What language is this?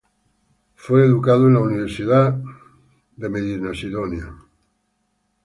Spanish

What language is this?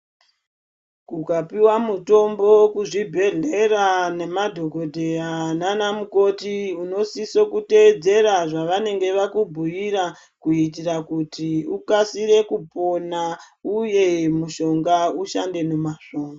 Ndau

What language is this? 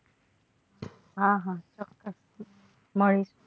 Gujarati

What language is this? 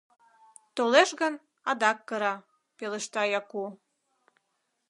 Mari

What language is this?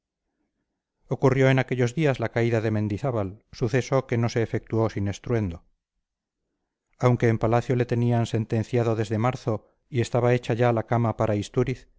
Spanish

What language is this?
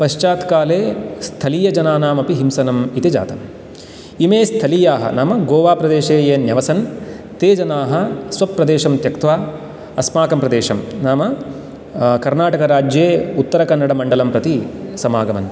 Sanskrit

